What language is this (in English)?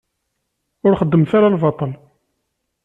Kabyle